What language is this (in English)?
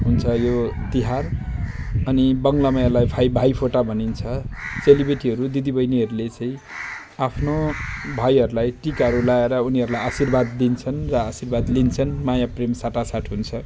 Nepali